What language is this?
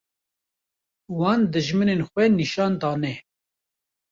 Kurdish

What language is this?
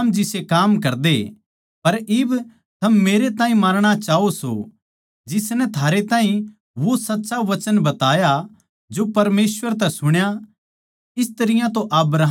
Haryanvi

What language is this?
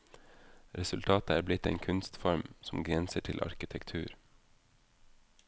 Norwegian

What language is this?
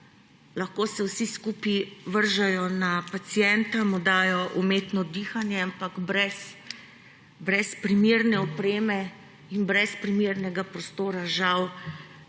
Slovenian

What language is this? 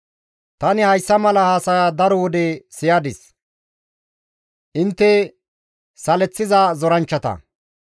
Gamo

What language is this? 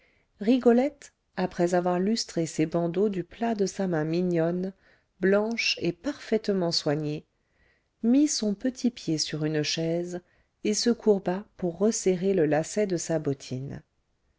French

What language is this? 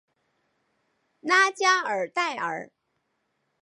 Chinese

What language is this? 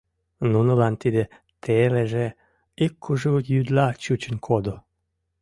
Mari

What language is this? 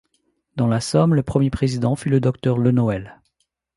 French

